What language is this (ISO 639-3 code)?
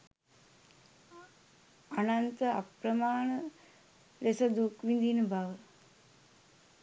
sin